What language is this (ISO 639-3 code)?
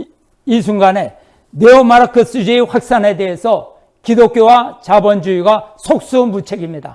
kor